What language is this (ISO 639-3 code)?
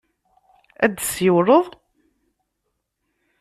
kab